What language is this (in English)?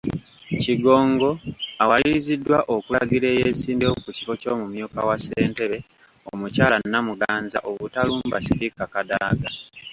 Ganda